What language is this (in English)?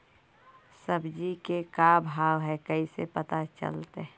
Magahi